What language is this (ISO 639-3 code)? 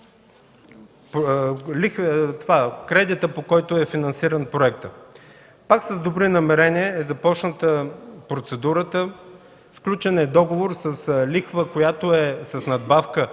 bul